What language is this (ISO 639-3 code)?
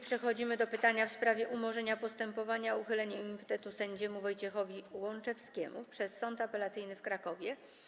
pol